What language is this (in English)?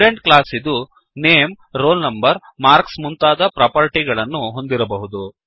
Kannada